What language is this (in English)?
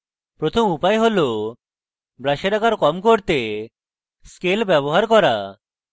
Bangla